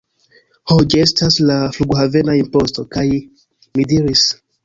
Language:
Esperanto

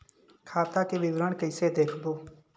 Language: Chhattisgarhi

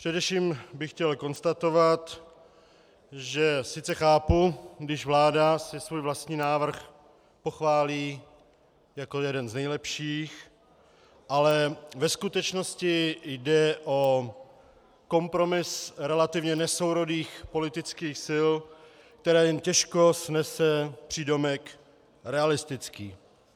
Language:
Czech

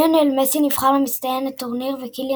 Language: Hebrew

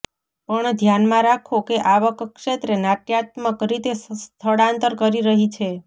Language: Gujarati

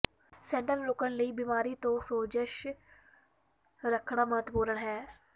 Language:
Punjabi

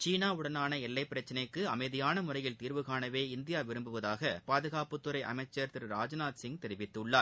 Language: Tamil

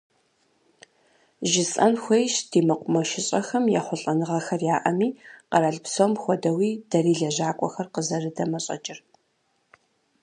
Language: Kabardian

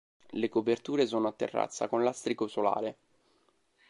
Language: Italian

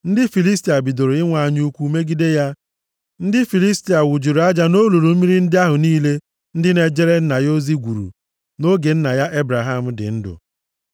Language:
Igbo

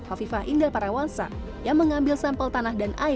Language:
Indonesian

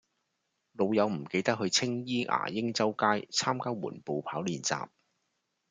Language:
Cantonese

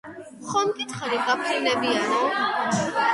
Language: Georgian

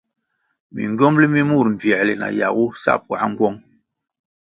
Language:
Kwasio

